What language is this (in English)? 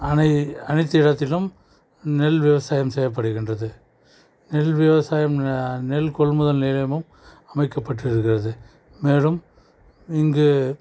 Tamil